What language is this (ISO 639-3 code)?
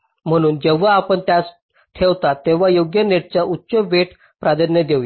mar